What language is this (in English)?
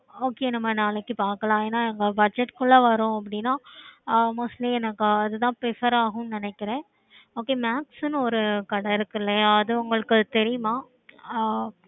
Tamil